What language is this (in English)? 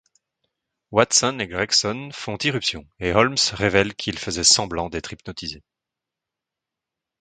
French